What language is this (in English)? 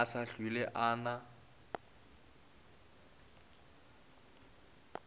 Northern Sotho